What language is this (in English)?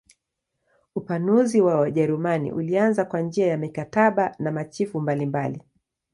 Swahili